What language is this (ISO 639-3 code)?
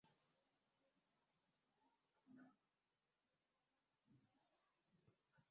cat